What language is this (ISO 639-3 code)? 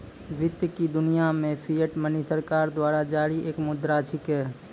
mai